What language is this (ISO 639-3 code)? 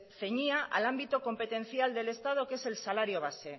spa